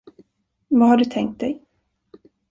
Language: Swedish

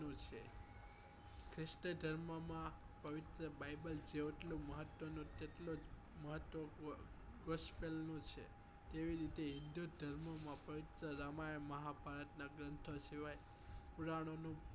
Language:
Gujarati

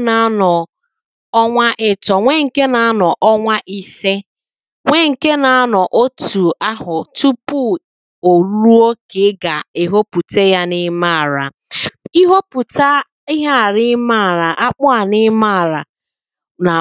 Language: Igbo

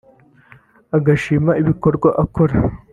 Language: Kinyarwanda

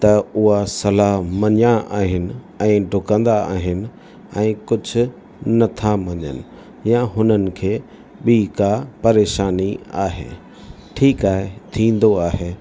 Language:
Sindhi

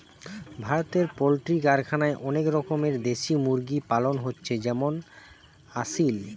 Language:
Bangla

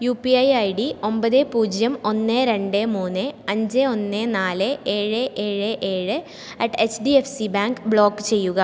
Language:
Malayalam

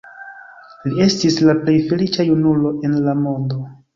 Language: Esperanto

